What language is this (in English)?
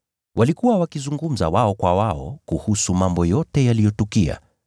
Swahili